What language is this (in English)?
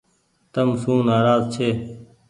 Goaria